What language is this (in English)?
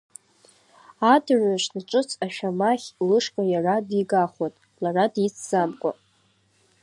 Abkhazian